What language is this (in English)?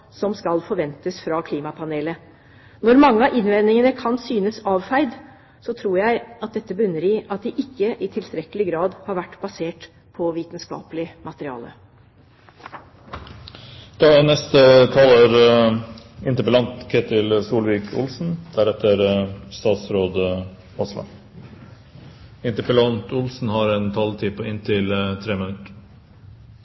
Norwegian Bokmål